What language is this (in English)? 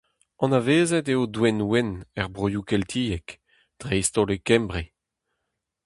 Breton